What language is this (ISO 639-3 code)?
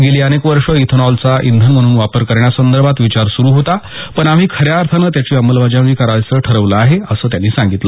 mar